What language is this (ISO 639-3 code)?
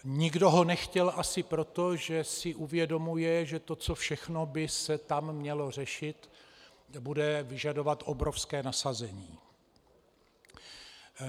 ces